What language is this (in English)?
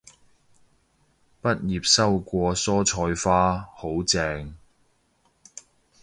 Cantonese